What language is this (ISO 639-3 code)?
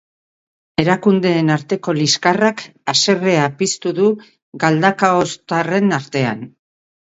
eus